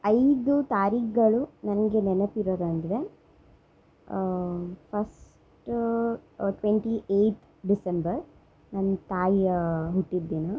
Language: Kannada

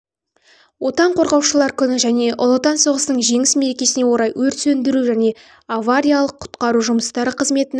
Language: Kazakh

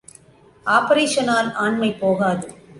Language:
Tamil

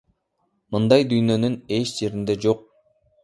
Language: Kyrgyz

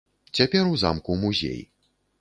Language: Belarusian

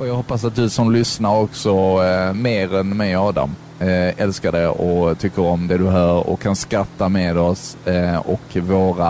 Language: Swedish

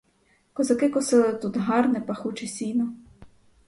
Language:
Ukrainian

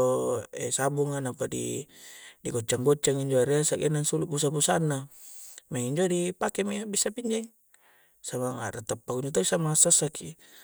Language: Coastal Konjo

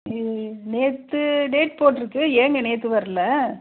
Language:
Tamil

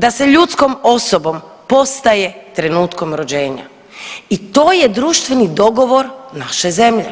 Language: Croatian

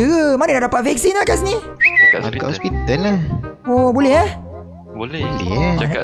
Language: Malay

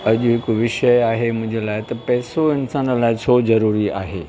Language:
Sindhi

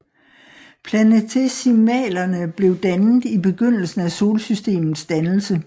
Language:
Danish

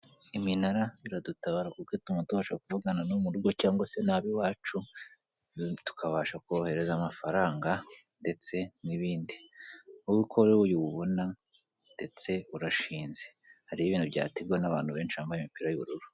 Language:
Kinyarwanda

